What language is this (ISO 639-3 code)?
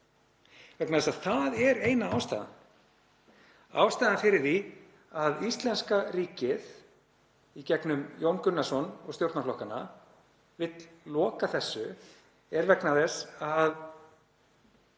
isl